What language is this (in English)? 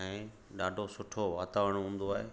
Sindhi